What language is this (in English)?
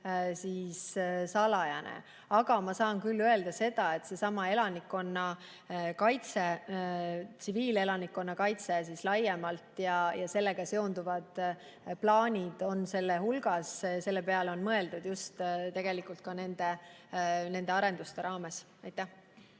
Estonian